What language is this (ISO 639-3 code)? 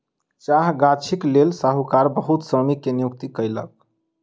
mai